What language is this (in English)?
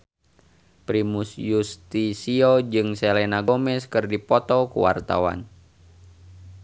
Sundanese